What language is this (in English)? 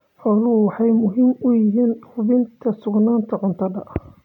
Somali